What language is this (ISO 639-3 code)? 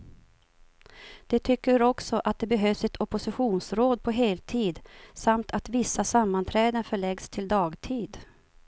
swe